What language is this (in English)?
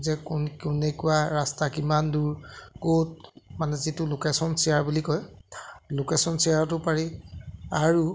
Assamese